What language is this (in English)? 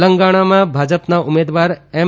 Gujarati